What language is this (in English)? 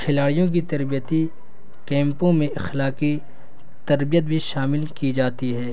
Urdu